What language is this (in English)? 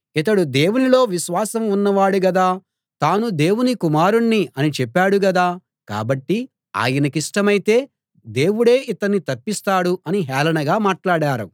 Telugu